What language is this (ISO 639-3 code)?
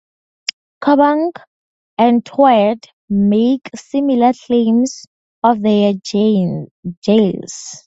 eng